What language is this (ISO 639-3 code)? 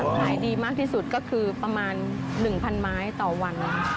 tha